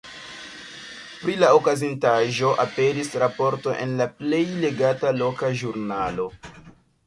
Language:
Esperanto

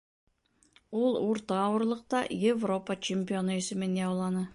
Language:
Bashkir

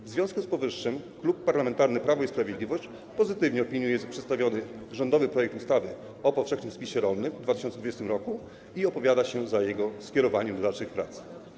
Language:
Polish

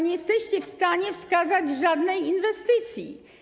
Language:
Polish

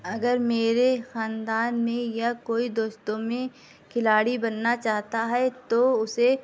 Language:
Urdu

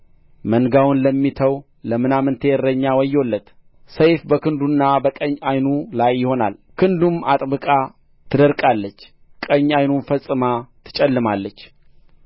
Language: Amharic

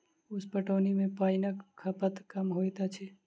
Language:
Maithili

